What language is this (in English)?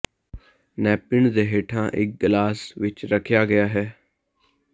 Punjabi